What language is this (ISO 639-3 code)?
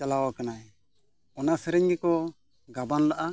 sat